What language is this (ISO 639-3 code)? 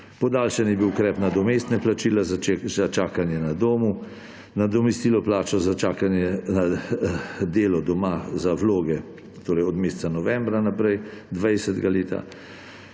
slv